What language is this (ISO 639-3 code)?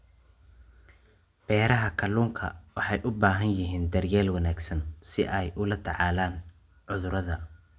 som